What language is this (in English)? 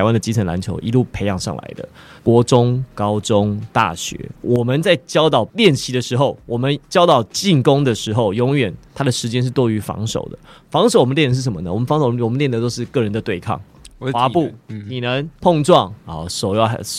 Chinese